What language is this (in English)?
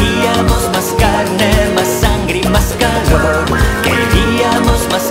Italian